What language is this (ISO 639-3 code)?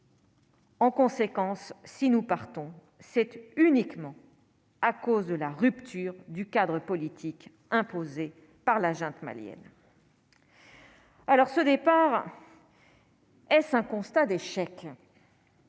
fra